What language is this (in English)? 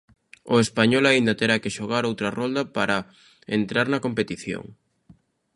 Galician